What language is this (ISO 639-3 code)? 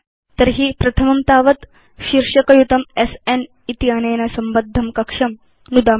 san